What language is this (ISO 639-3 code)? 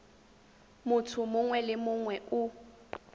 tsn